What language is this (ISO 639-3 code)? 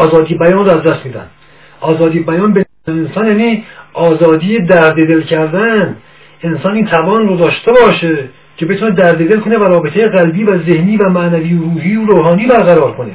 fas